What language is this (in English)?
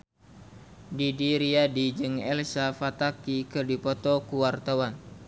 Sundanese